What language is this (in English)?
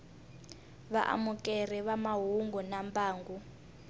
Tsonga